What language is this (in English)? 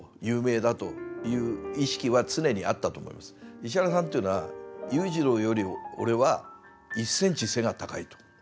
Japanese